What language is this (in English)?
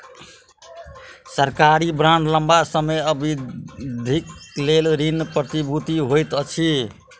Maithili